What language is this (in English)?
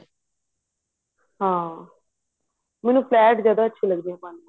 Punjabi